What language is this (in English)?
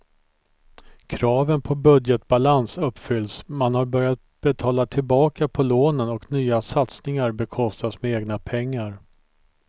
Swedish